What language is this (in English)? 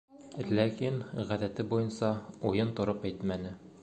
Bashkir